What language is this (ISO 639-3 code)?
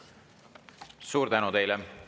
est